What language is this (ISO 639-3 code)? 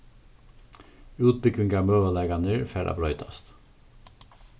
fao